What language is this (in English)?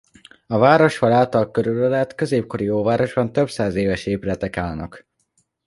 Hungarian